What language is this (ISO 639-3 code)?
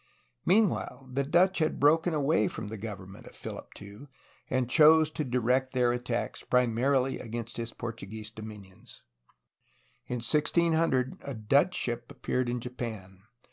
eng